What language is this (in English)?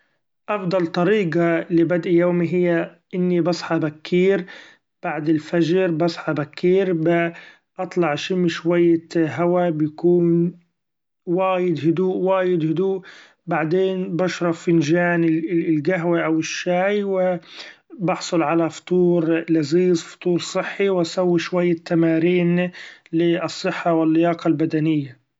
Gulf Arabic